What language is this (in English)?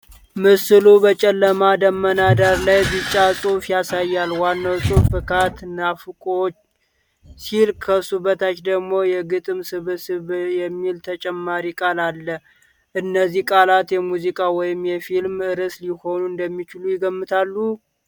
Amharic